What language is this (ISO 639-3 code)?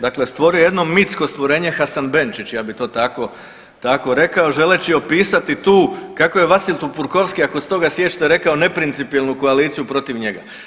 hrv